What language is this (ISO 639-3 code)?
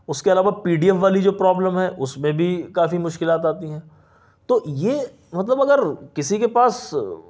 urd